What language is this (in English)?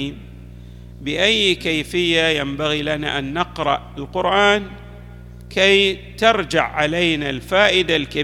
Arabic